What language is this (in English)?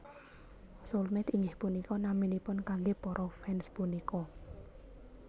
Javanese